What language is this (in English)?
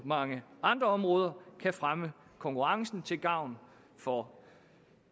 Danish